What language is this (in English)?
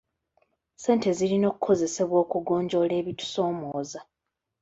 Ganda